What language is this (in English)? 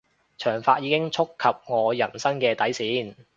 Cantonese